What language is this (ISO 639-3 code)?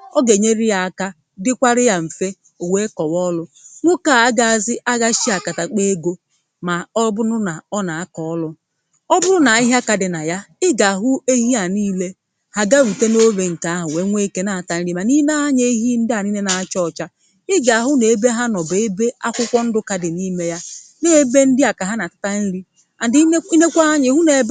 ibo